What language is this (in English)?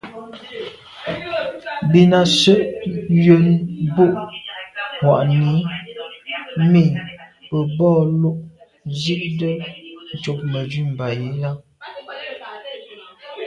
Medumba